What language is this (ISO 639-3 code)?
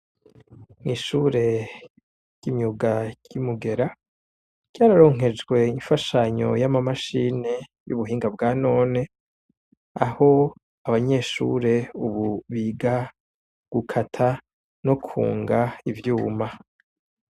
run